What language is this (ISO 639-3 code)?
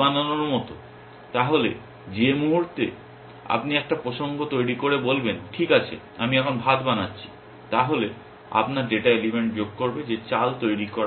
ben